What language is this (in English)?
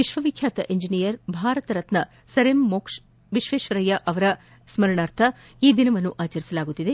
Kannada